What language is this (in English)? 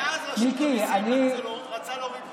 Hebrew